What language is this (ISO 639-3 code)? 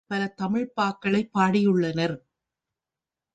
tam